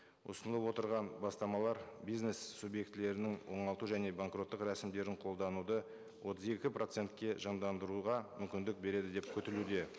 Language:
Kazakh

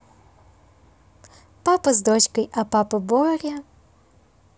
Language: Russian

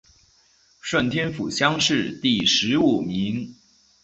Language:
Chinese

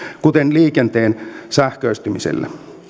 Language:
Finnish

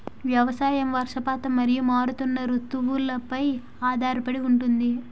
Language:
Telugu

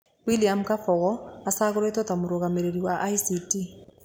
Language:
Kikuyu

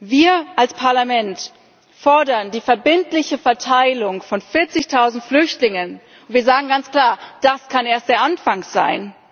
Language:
German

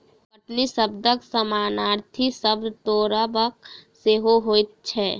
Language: Maithili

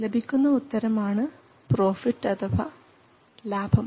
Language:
Malayalam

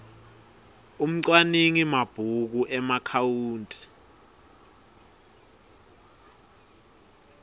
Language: Swati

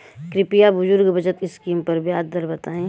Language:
Bhojpuri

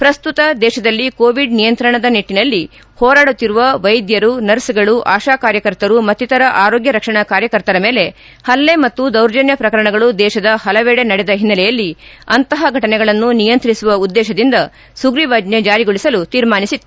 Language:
Kannada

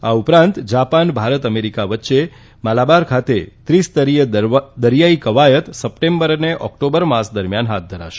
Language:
Gujarati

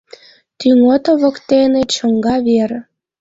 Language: Mari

